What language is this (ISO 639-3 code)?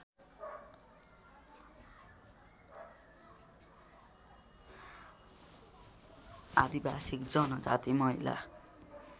nep